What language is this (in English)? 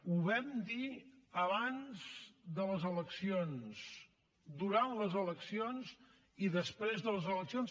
Catalan